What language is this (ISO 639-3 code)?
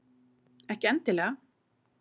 isl